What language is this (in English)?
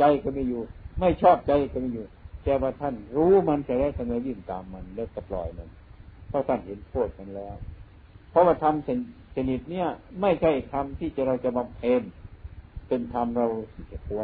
Thai